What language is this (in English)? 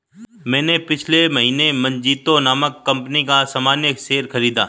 Hindi